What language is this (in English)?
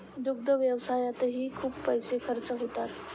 Marathi